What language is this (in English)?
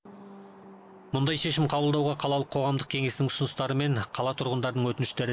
Kazakh